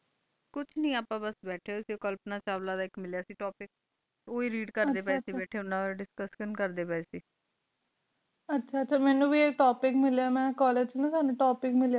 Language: Punjabi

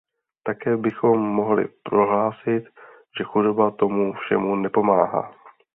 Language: Czech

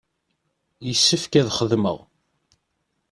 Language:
Kabyle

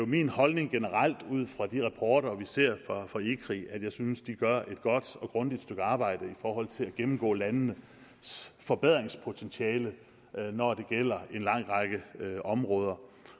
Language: Danish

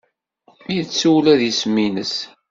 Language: Kabyle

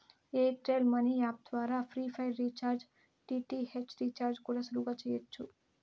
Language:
Telugu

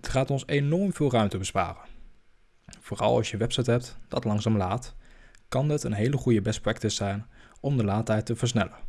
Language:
Dutch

